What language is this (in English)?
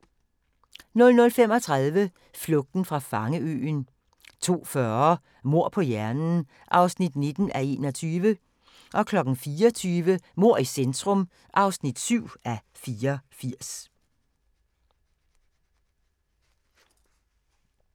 Danish